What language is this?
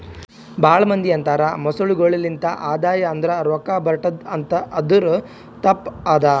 Kannada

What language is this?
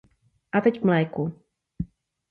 Czech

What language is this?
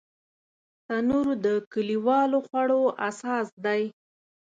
Pashto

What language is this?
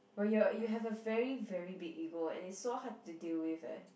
English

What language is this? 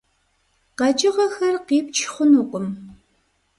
Kabardian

